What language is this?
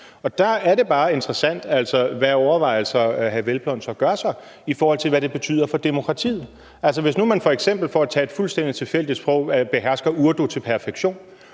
Danish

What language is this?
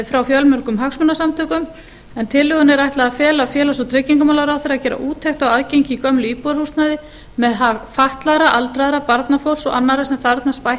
Icelandic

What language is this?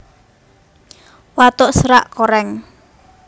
Javanese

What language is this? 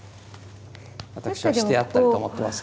Japanese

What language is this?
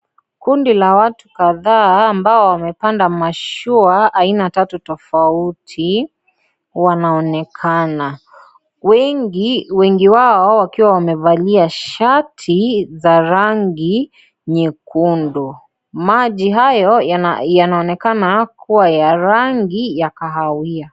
Swahili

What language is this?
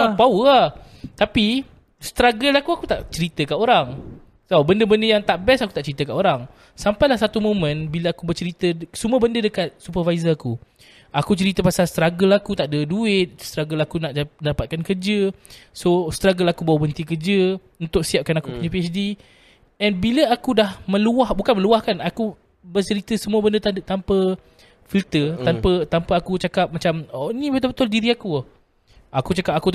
Malay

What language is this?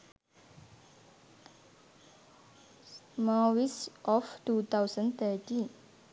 Sinhala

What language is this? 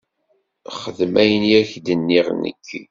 Kabyle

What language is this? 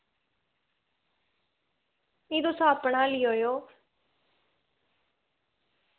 Dogri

